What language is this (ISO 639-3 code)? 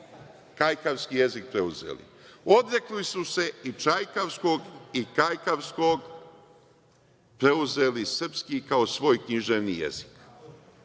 srp